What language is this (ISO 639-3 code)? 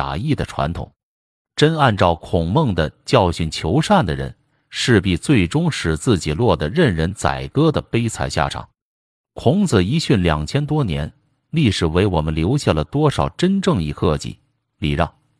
zho